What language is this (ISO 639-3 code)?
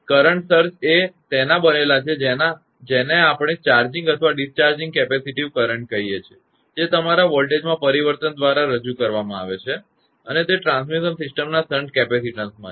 guj